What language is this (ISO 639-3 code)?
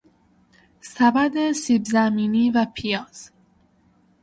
fas